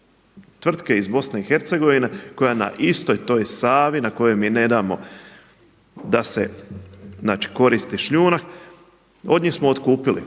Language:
Croatian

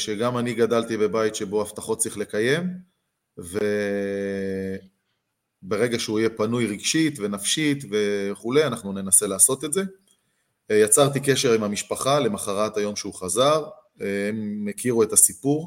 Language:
Hebrew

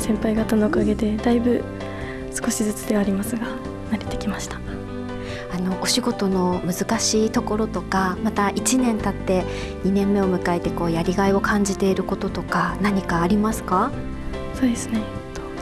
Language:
Japanese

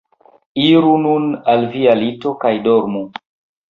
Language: Esperanto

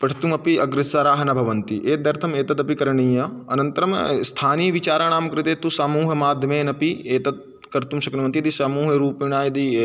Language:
Sanskrit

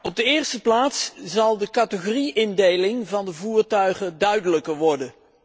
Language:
Dutch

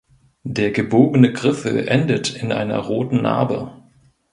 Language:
German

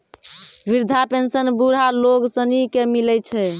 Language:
Maithili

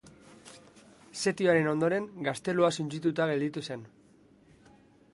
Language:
Basque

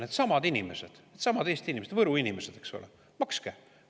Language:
Estonian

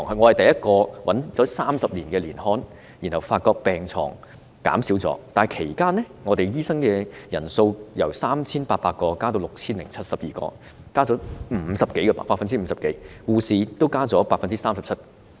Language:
Cantonese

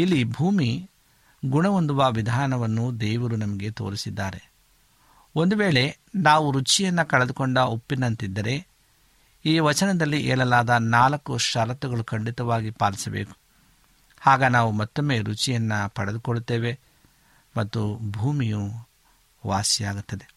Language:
Kannada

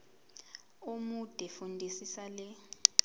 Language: Zulu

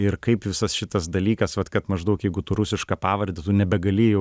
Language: Lithuanian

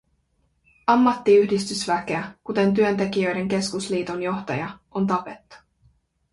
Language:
Finnish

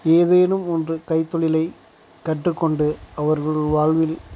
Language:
Tamil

